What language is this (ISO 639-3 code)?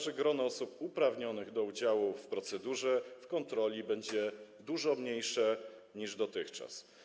pol